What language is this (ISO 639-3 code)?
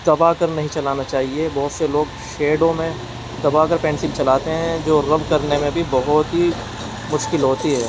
urd